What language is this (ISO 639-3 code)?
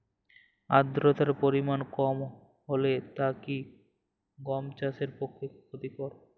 ben